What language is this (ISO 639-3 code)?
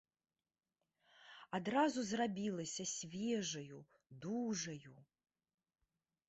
bel